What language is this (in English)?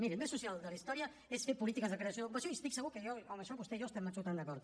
Catalan